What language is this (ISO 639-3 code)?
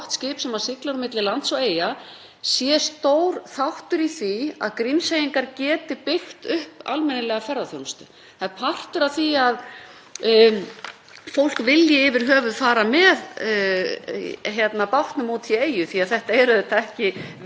isl